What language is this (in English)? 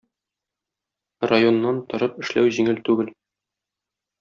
Tatar